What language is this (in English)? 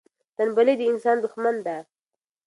Pashto